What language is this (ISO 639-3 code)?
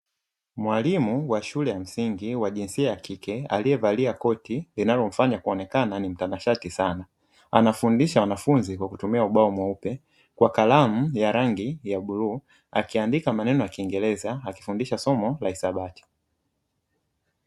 swa